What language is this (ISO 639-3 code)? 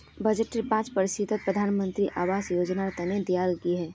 mag